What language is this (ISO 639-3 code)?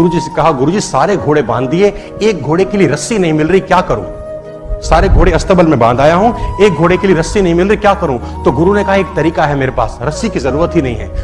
hin